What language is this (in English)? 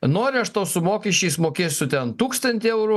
Lithuanian